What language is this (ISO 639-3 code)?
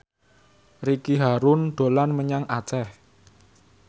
jav